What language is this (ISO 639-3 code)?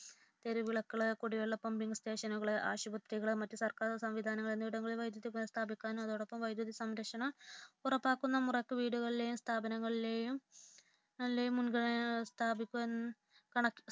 mal